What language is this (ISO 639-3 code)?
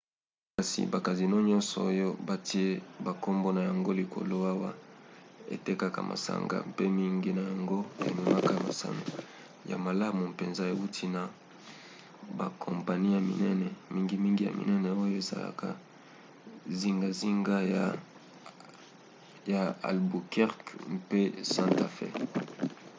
lin